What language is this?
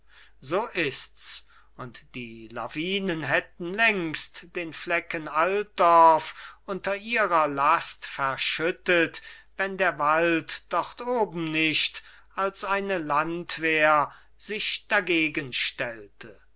German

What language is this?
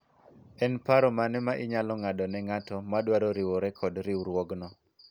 Luo (Kenya and Tanzania)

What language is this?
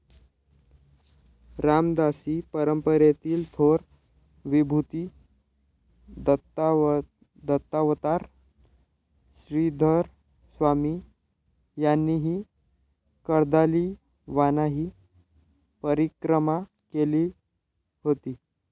Marathi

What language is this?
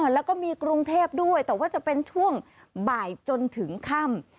Thai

